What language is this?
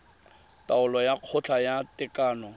Tswana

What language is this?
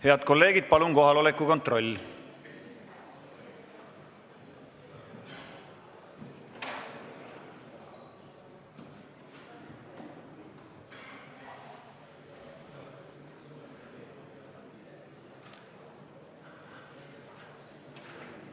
Estonian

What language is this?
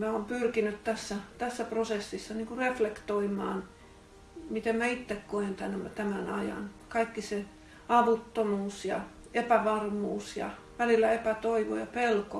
Finnish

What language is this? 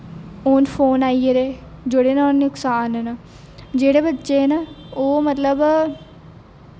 Dogri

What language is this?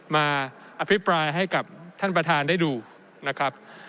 Thai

